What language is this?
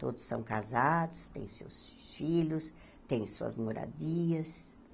Portuguese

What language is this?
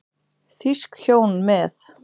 Icelandic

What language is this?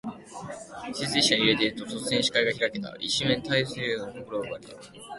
Japanese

